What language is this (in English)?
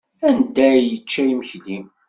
Kabyle